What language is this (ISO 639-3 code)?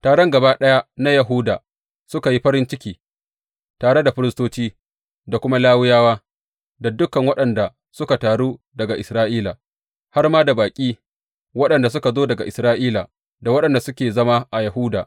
hau